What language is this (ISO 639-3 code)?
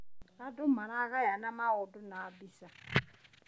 kik